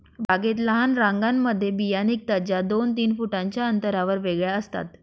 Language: Marathi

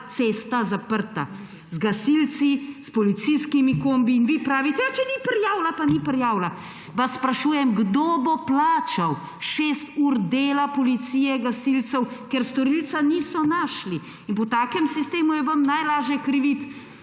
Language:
Slovenian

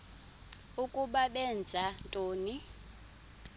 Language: Xhosa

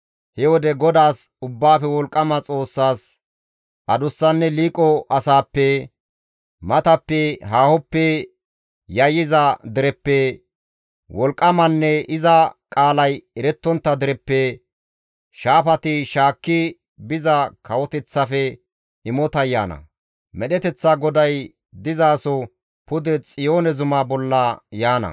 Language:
Gamo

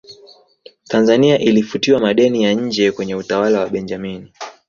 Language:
Swahili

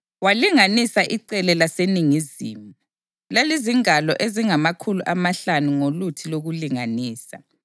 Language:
North Ndebele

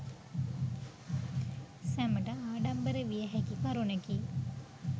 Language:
Sinhala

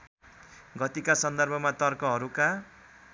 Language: Nepali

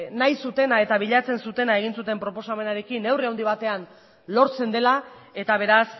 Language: Basque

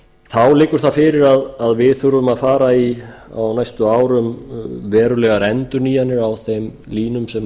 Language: Icelandic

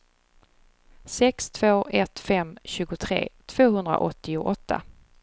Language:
Swedish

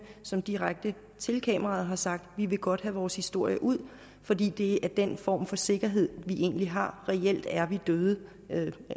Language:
Danish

